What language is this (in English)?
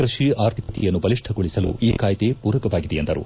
Kannada